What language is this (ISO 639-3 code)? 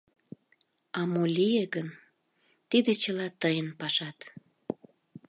chm